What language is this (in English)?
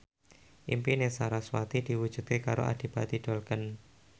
Javanese